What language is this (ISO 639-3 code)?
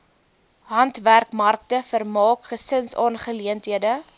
afr